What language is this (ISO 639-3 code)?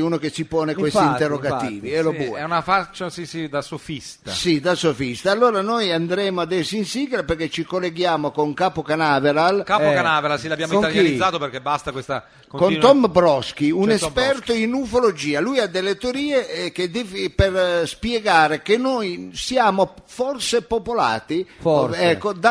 ita